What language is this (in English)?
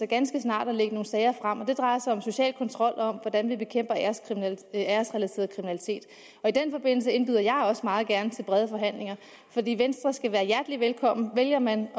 Danish